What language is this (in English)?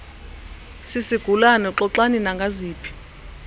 Xhosa